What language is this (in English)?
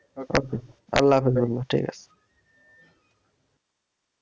Bangla